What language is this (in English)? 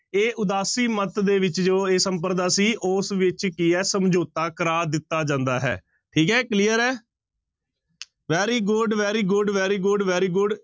Punjabi